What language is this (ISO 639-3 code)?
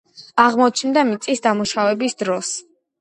kat